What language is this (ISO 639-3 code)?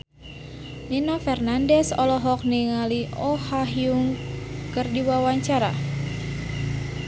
sun